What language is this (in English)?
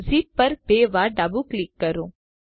Gujarati